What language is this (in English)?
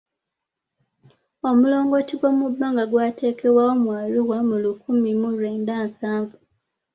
Ganda